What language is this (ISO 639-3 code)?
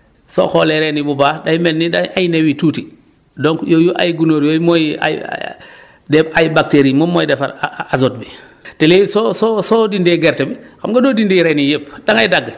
wol